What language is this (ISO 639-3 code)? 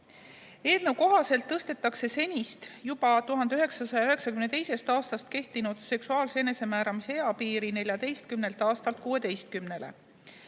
est